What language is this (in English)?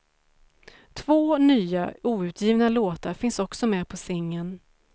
Swedish